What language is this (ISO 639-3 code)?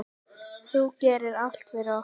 isl